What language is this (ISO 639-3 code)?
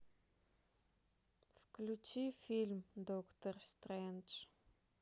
rus